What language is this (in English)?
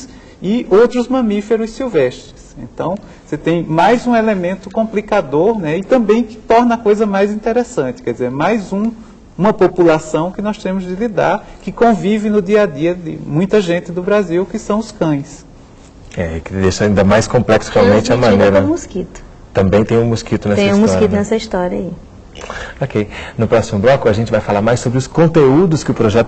Portuguese